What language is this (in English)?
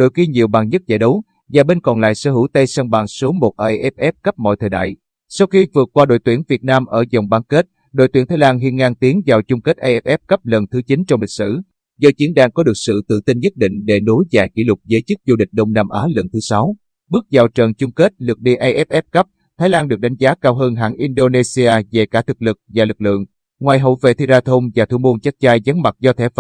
Vietnamese